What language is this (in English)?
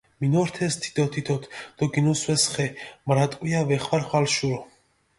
Mingrelian